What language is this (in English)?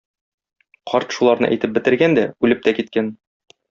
Tatar